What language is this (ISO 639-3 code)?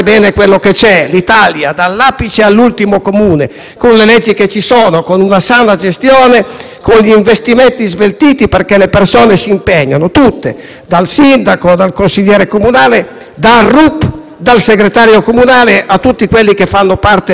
ita